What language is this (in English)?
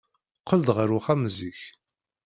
Kabyle